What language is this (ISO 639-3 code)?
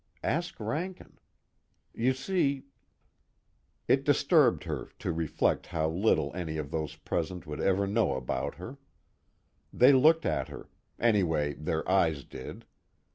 eng